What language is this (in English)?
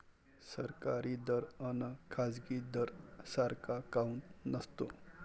Marathi